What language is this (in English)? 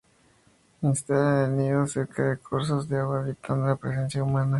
Spanish